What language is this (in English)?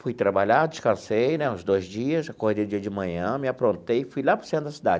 Portuguese